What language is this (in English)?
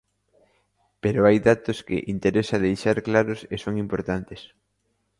Galician